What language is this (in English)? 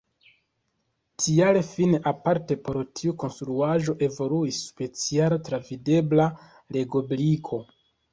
Esperanto